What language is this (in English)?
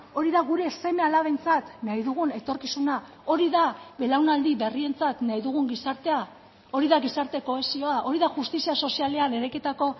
Basque